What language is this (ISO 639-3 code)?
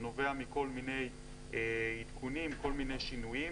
heb